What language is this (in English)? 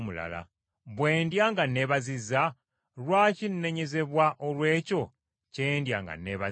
Ganda